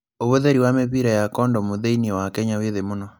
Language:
Kikuyu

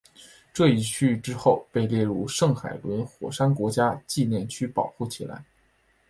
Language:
Chinese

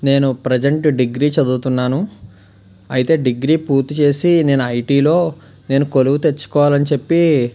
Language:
Telugu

